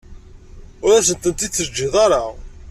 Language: Kabyle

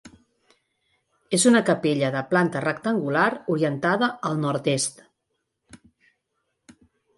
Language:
Catalan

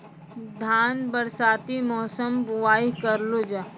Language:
Maithili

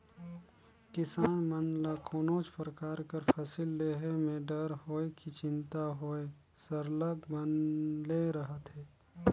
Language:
Chhattisgarhi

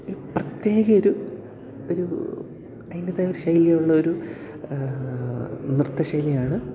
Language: Malayalam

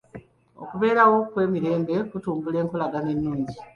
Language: Ganda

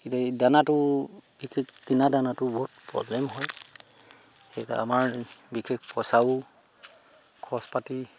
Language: Assamese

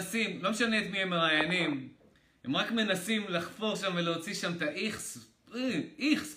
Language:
Hebrew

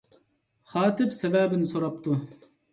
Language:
Uyghur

